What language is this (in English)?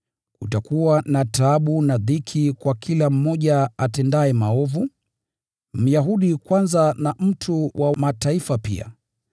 Swahili